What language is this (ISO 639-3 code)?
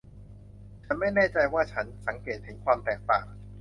tha